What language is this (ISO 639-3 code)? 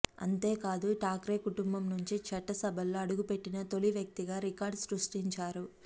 tel